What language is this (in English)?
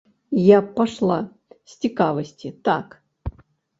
Belarusian